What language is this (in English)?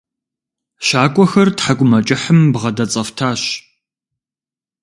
Kabardian